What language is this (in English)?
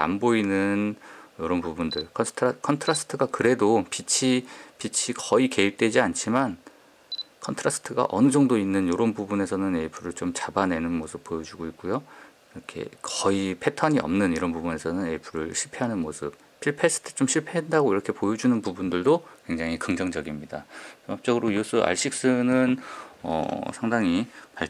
Korean